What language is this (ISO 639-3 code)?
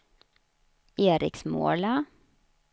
swe